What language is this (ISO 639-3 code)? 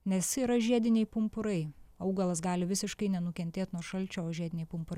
lit